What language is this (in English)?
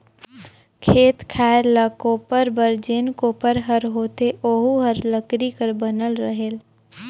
Chhattisgarhi